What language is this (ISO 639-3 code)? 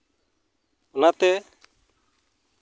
sat